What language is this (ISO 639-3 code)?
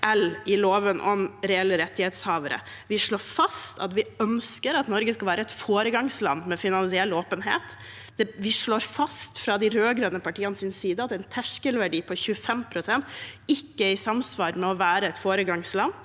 nor